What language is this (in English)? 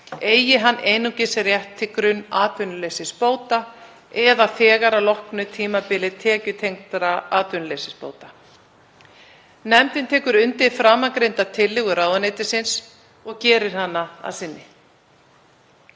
Icelandic